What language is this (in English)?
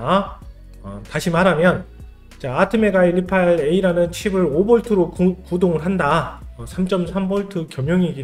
Korean